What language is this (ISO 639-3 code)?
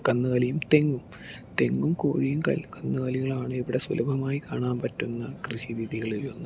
mal